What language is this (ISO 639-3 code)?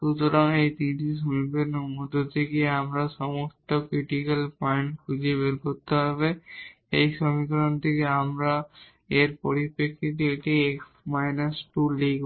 ben